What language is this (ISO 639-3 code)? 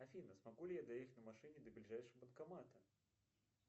rus